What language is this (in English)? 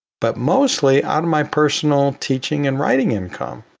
English